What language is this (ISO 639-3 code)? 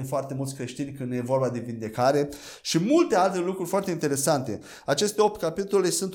ron